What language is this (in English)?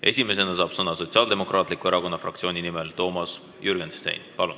Estonian